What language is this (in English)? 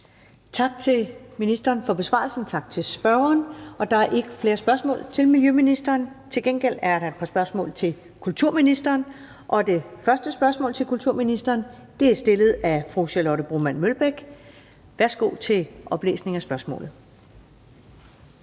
Danish